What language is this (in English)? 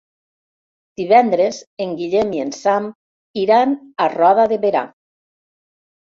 Catalan